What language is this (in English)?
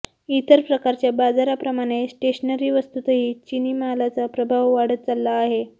Marathi